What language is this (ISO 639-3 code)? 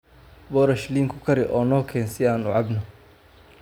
som